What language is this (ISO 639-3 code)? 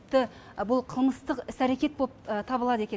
kaz